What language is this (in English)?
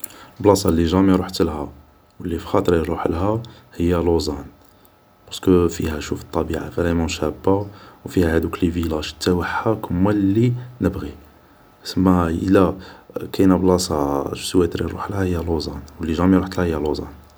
Algerian Arabic